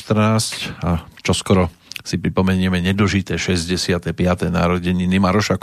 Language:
Slovak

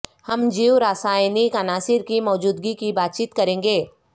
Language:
Urdu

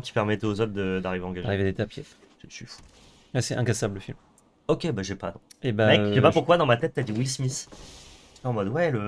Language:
French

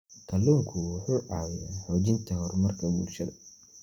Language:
Somali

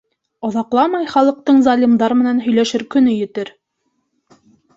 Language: Bashkir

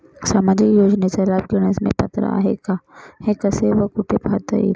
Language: Marathi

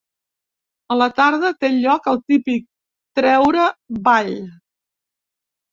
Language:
Catalan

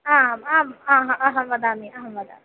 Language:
Sanskrit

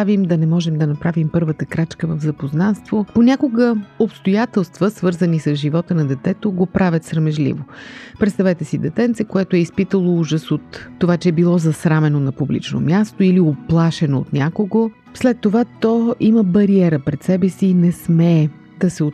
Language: Bulgarian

